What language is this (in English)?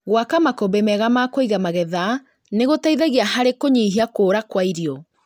Kikuyu